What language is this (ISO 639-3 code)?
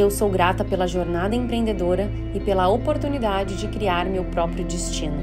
por